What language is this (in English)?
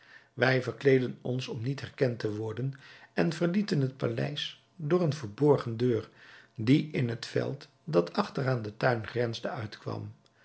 Dutch